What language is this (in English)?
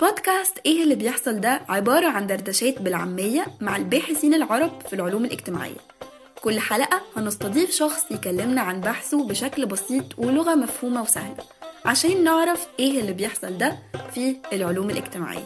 Arabic